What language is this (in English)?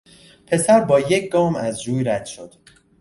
Persian